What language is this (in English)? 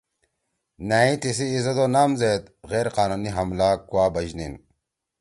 Torwali